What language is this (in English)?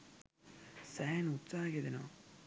Sinhala